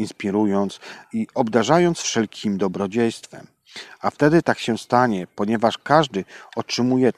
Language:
Polish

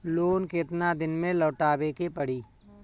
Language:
Bhojpuri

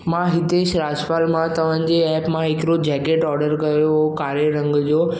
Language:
Sindhi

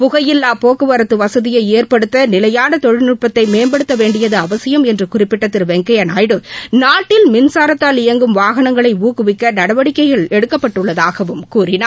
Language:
Tamil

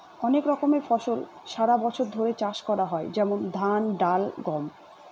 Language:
Bangla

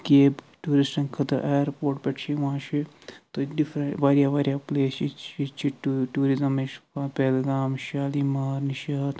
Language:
Kashmiri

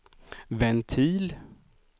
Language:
Swedish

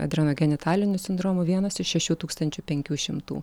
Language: Lithuanian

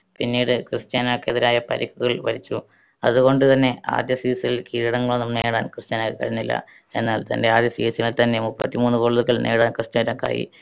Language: Malayalam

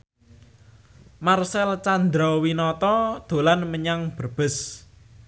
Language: Javanese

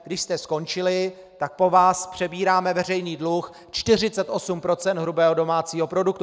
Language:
Czech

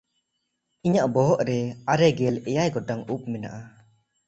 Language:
Santali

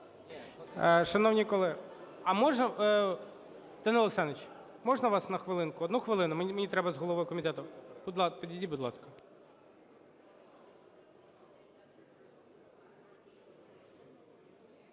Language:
Ukrainian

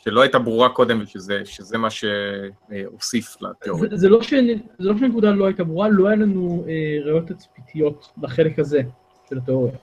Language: Hebrew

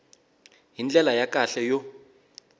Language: Tsonga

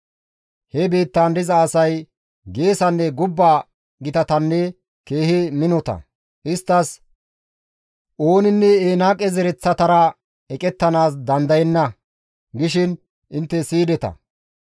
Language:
Gamo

